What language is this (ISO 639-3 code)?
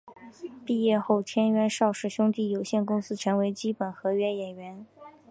zho